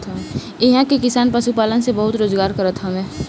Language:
Bhojpuri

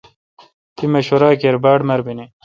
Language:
Kalkoti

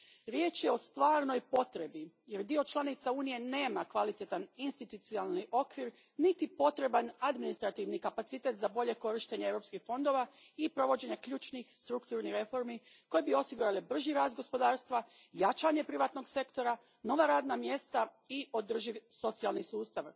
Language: Croatian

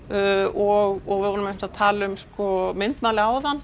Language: Icelandic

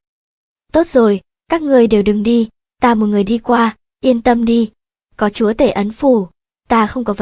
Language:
Vietnamese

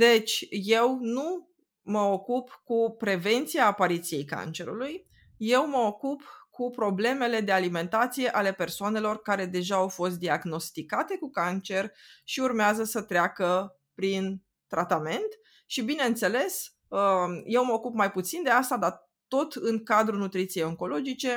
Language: Romanian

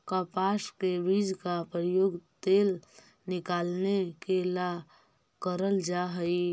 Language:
Magahi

